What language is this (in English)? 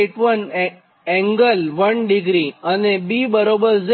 Gujarati